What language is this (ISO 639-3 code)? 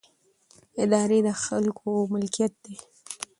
pus